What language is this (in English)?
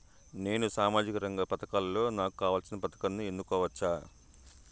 Telugu